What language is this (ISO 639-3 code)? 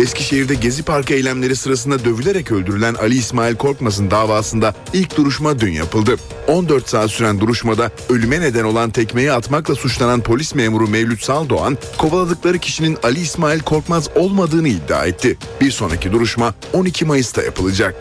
tur